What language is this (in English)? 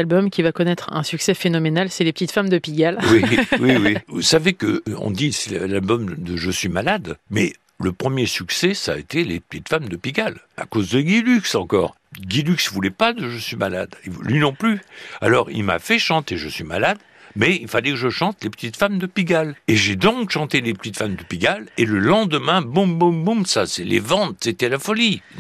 French